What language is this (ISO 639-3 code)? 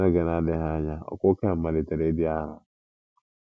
ibo